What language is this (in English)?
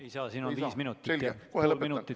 Estonian